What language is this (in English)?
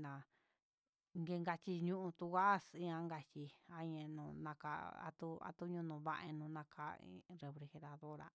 Huitepec Mixtec